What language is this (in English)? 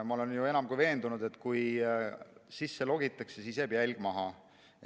Estonian